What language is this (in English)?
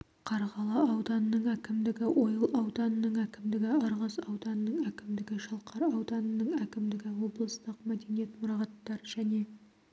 Kazakh